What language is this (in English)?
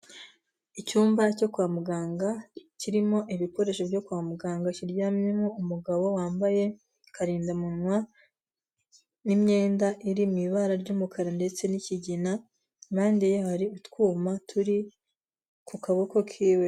Kinyarwanda